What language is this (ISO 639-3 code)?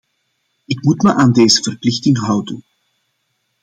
nld